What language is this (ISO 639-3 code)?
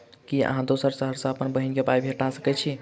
mai